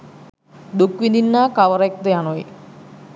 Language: Sinhala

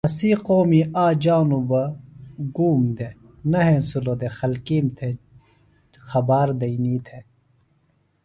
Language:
Phalura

